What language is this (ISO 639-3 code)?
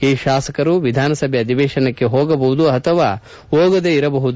kan